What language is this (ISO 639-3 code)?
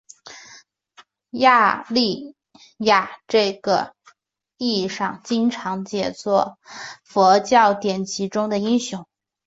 zho